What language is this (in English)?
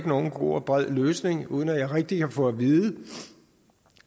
Danish